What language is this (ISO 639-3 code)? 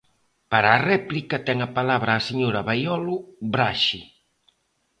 glg